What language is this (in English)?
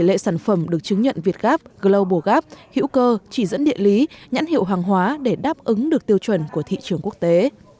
Vietnamese